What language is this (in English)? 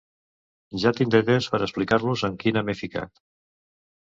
Catalan